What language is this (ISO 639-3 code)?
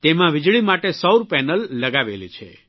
guj